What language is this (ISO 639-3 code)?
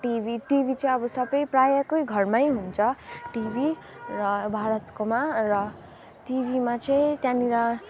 nep